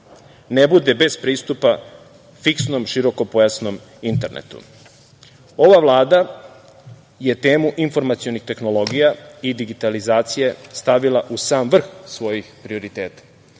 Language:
Serbian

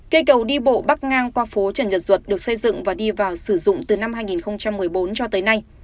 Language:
Vietnamese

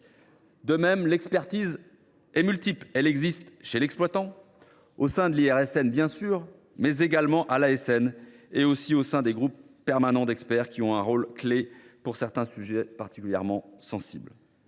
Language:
French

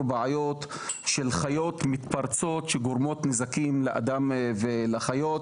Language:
Hebrew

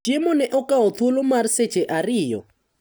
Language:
Luo (Kenya and Tanzania)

